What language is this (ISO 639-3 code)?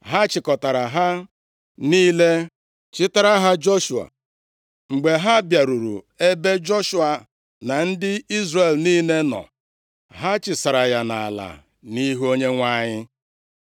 ibo